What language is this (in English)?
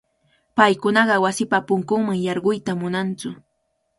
Cajatambo North Lima Quechua